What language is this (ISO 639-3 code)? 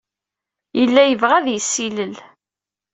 kab